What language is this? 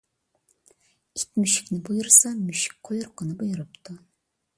Uyghur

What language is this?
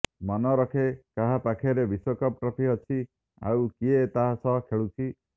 Odia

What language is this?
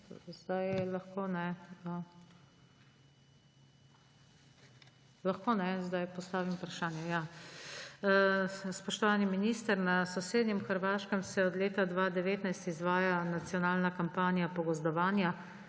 Slovenian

